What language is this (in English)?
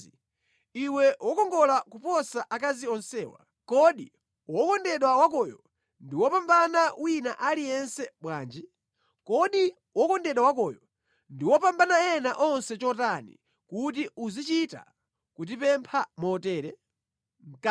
Nyanja